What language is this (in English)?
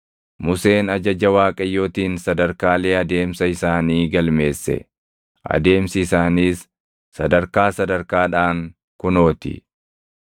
Oromo